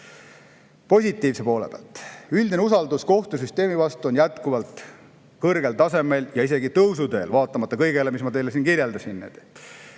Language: Estonian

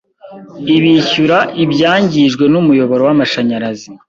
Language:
Kinyarwanda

